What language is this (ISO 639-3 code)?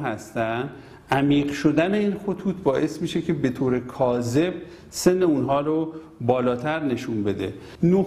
fas